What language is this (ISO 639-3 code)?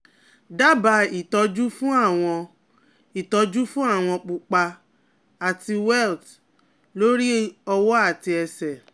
yor